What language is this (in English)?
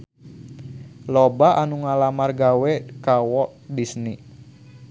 Sundanese